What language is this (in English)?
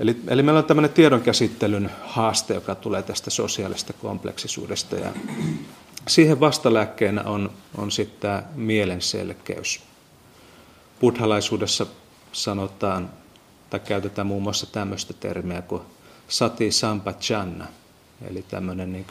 Finnish